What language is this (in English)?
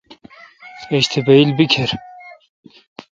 Kalkoti